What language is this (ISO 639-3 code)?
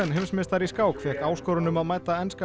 isl